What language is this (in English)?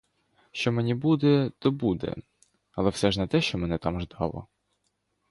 Ukrainian